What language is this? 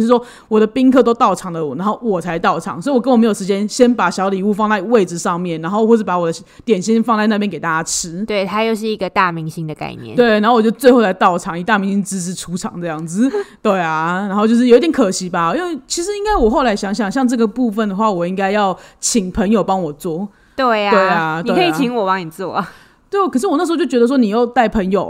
Chinese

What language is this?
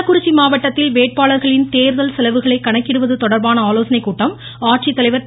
Tamil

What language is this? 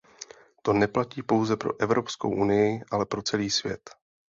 Czech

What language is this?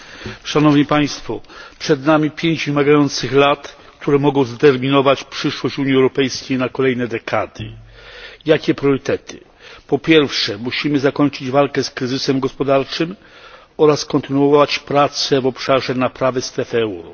Polish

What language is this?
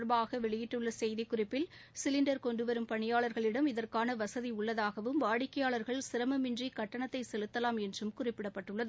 Tamil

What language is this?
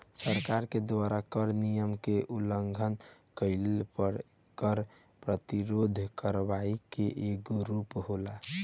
Bhojpuri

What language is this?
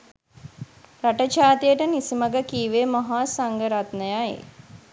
Sinhala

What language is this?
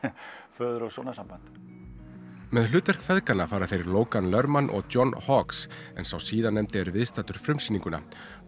Icelandic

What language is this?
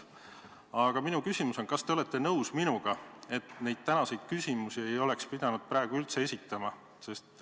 Estonian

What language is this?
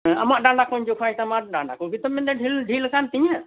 Santali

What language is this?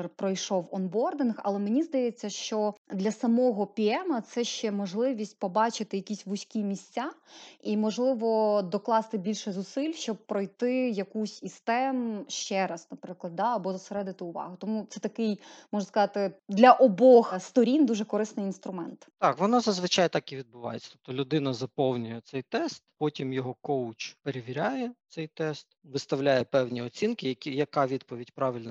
Ukrainian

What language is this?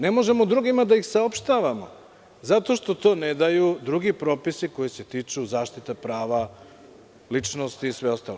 Serbian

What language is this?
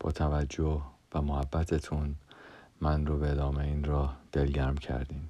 Persian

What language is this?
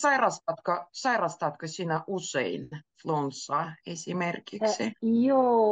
Finnish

